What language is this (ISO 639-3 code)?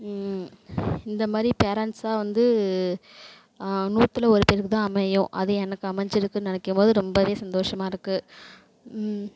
tam